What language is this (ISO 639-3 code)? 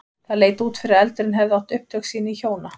isl